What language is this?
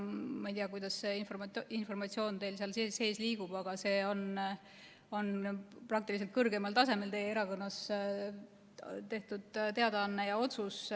Estonian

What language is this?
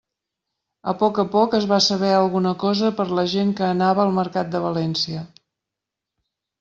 Catalan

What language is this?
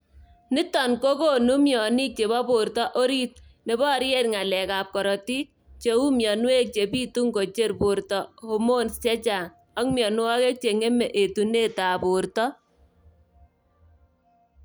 Kalenjin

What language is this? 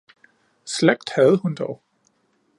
Danish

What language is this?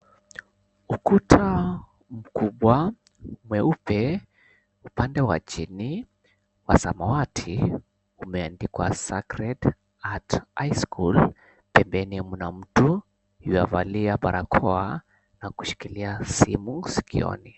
Swahili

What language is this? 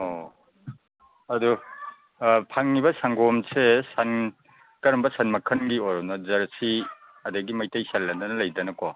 Manipuri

